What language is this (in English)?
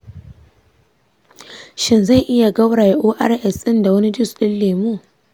Hausa